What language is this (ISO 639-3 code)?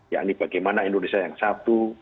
ind